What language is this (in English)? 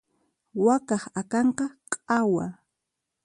Puno Quechua